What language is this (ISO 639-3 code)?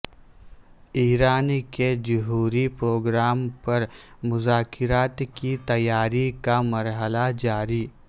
urd